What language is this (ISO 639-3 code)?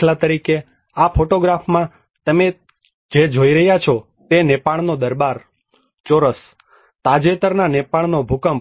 guj